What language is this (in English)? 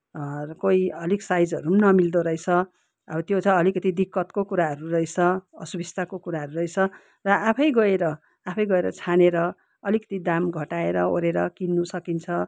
Nepali